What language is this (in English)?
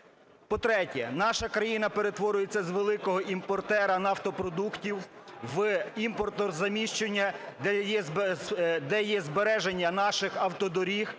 Ukrainian